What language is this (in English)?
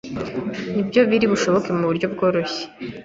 Kinyarwanda